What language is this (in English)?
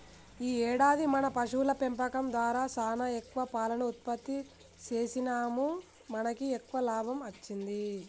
Telugu